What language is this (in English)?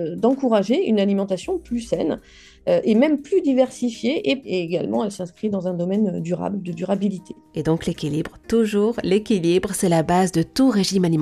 French